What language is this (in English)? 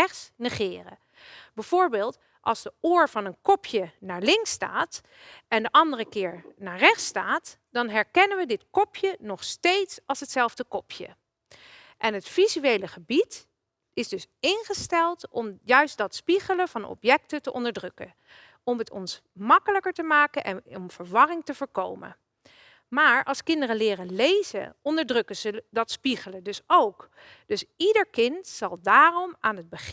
Dutch